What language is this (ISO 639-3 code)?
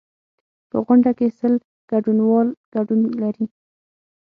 pus